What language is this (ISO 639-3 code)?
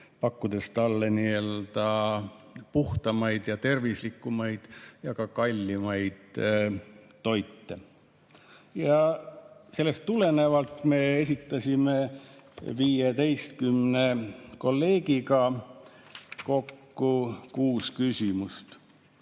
est